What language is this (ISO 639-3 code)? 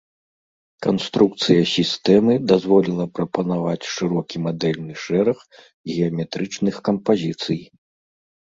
bel